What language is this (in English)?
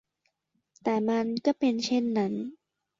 Thai